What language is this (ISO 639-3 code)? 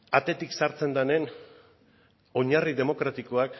eus